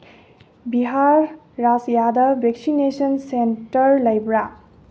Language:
Manipuri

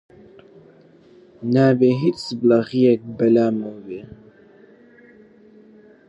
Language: Central Kurdish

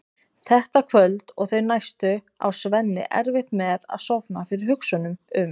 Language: Icelandic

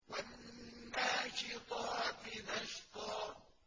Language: Arabic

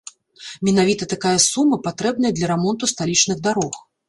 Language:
Belarusian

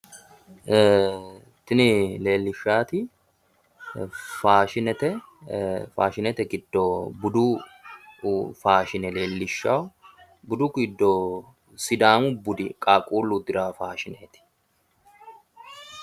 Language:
Sidamo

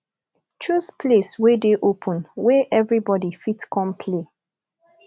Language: Nigerian Pidgin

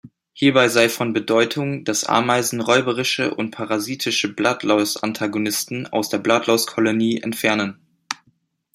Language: German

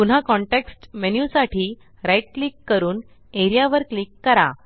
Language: Marathi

